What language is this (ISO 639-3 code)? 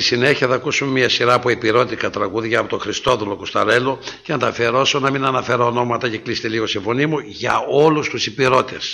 ell